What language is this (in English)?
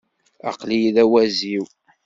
Kabyle